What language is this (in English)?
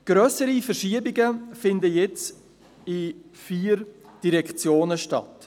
Swiss German